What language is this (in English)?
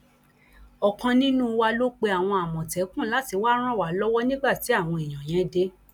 Yoruba